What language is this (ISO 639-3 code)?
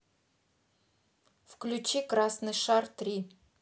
rus